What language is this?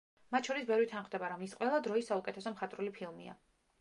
Georgian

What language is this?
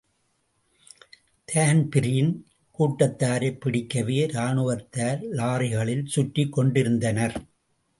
Tamil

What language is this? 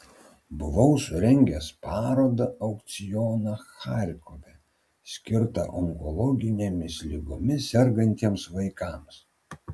Lithuanian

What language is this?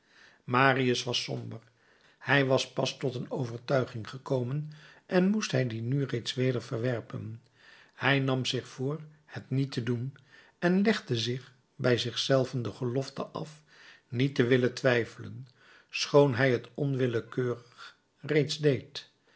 Dutch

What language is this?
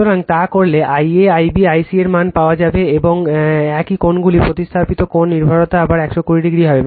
Bangla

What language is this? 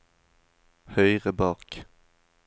Norwegian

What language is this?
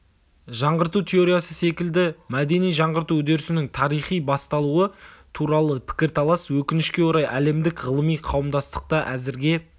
Kazakh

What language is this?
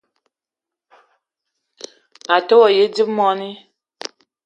Eton (Cameroon)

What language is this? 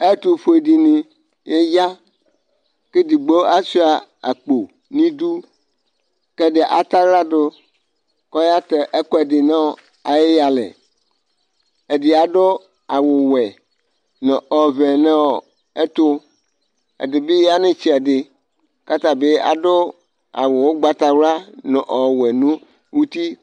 Ikposo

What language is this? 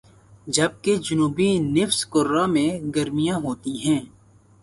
Urdu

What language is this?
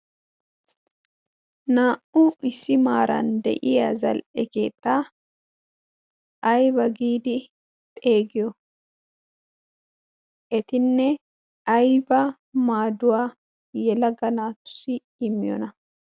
Wolaytta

